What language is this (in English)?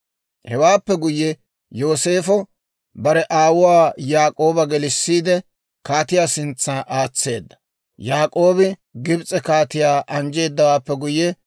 Dawro